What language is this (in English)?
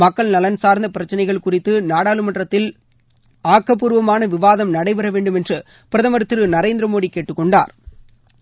Tamil